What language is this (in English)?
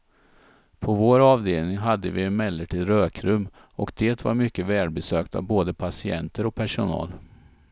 Swedish